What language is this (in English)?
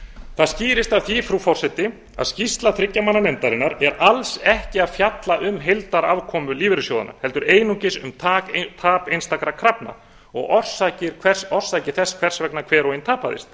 Icelandic